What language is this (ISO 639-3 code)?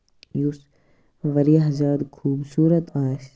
kas